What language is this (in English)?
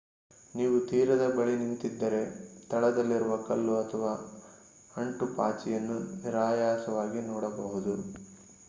Kannada